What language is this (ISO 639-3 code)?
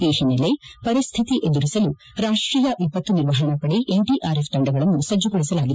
kan